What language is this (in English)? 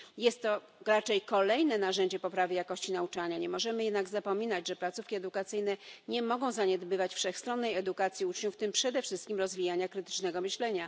Polish